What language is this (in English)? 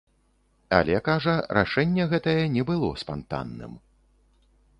Belarusian